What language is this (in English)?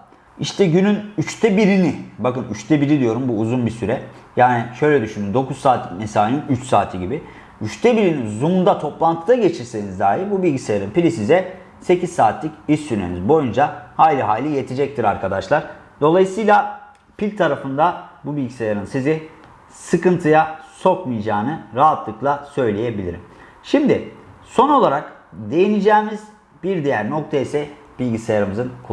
Turkish